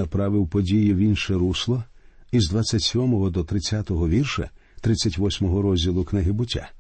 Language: Ukrainian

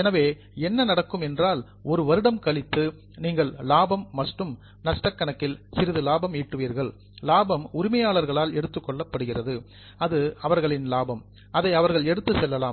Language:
Tamil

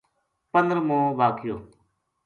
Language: Gujari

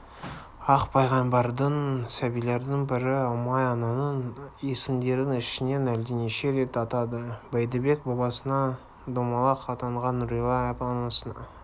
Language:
Kazakh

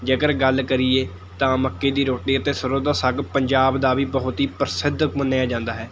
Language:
Punjabi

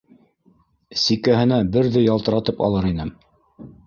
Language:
Bashkir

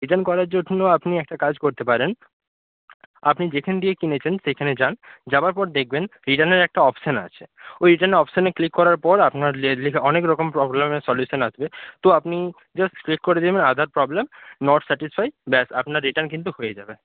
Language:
Bangla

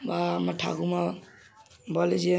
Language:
Bangla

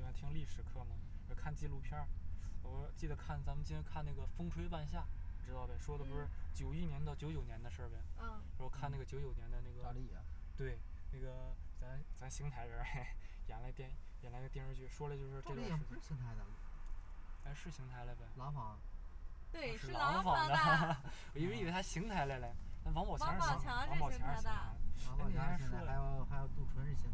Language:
Chinese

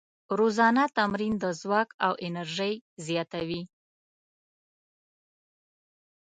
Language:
Pashto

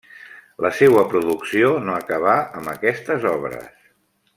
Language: Catalan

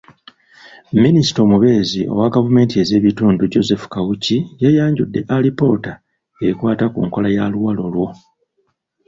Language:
Ganda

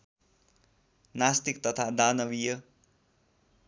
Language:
Nepali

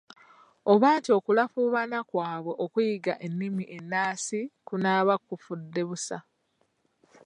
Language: Ganda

